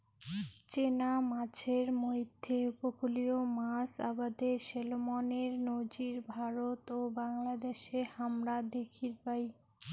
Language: Bangla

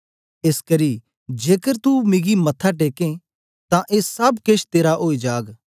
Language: Dogri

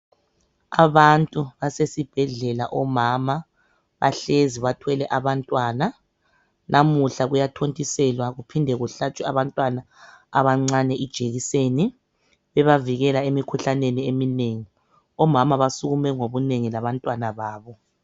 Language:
North Ndebele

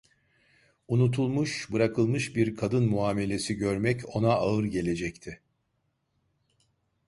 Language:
Turkish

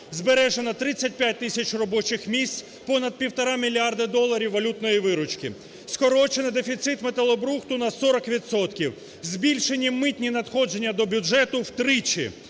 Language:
Ukrainian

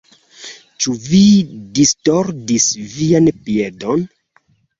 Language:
Esperanto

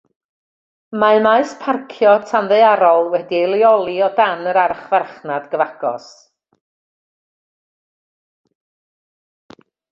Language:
Welsh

